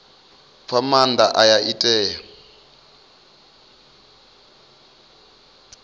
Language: Venda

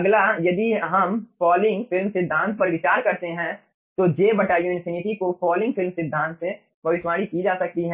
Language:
Hindi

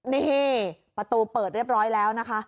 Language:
Thai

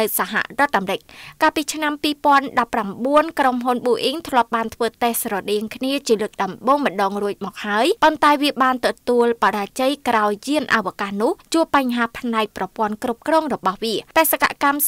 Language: Thai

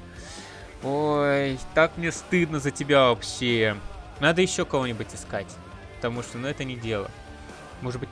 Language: Russian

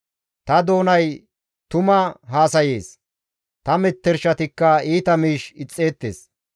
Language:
Gamo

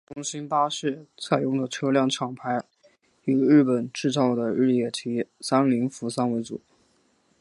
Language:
Chinese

